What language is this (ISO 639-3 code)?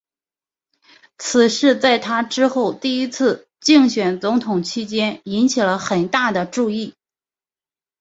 zho